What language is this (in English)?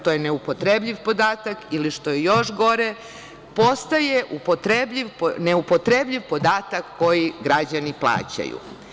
Serbian